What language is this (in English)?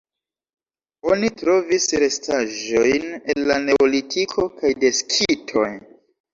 Esperanto